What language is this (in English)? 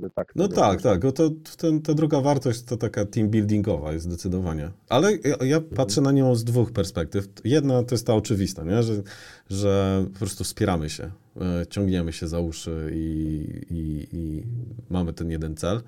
Polish